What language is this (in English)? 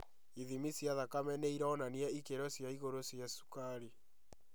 Kikuyu